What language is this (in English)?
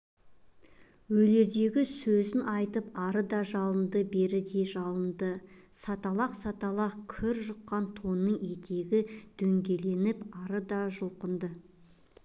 Kazakh